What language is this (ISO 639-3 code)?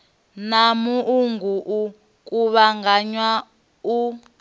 ven